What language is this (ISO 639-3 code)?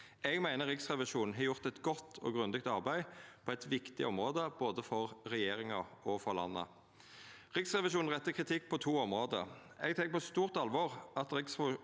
nor